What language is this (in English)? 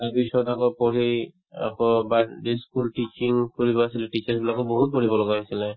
Assamese